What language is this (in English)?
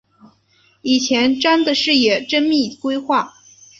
Chinese